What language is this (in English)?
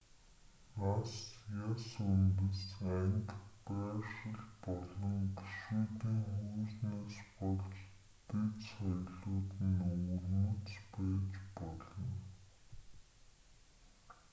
Mongolian